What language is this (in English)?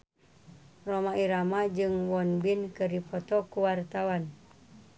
Sundanese